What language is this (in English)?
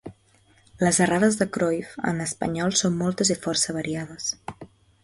Catalan